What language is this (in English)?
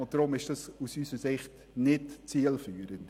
Swiss German